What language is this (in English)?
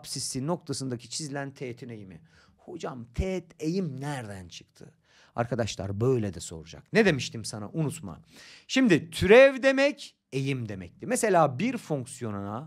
Turkish